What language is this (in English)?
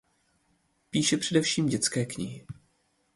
Czech